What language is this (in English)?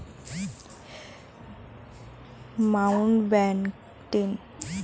Bangla